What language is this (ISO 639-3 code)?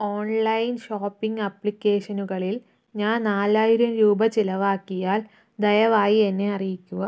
mal